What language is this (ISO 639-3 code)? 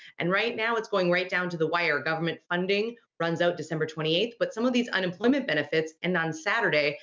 eng